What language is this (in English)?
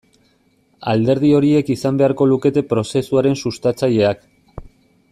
Basque